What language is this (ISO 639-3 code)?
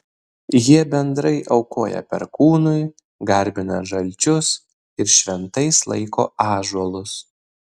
lit